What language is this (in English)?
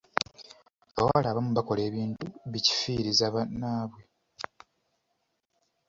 Ganda